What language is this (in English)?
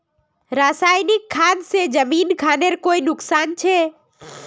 Magahi